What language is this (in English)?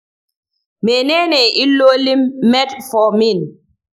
Hausa